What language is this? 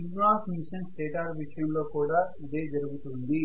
Telugu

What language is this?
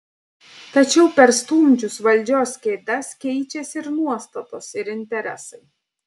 Lithuanian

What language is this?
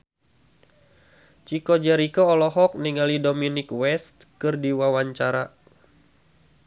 Sundanese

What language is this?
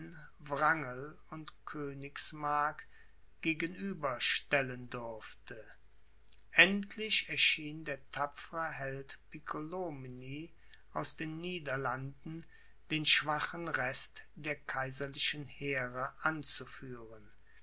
German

